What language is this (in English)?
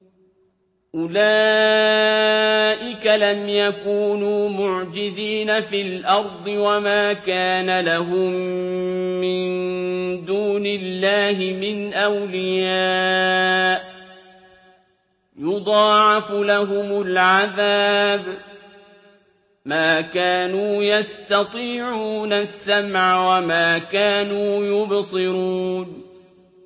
Arabic